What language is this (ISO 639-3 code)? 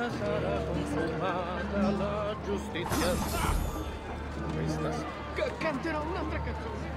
ita